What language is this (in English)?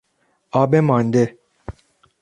Persian